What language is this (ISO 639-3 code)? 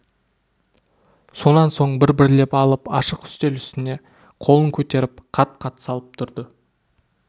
kaz